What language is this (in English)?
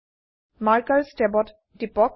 Assamese